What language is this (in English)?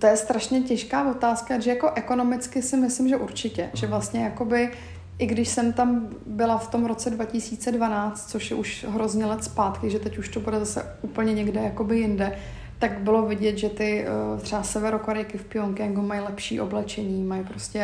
Czech